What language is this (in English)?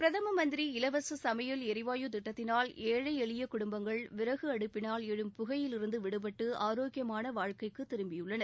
Tamil